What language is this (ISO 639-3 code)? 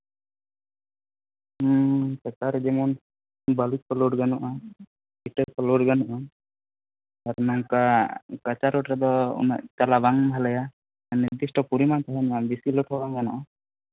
sat